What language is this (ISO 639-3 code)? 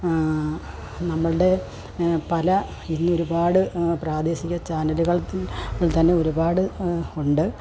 mal